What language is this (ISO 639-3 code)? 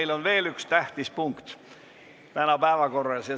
est